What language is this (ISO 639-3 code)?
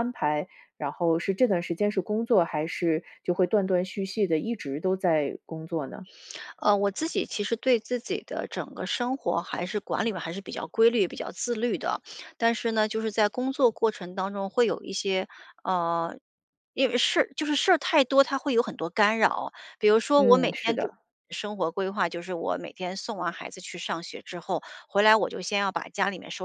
zho